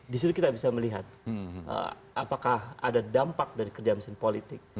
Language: Indonesian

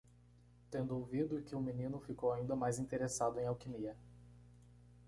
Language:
Portuguese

